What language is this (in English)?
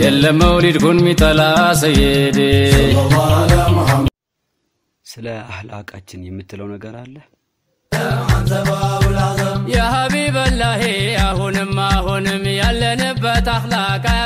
Arabic